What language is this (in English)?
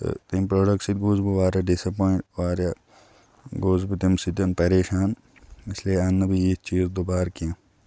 Kashmiri